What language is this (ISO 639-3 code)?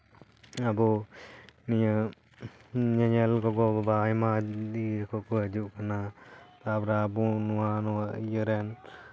sat